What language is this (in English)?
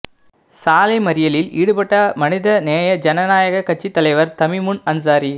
Tamil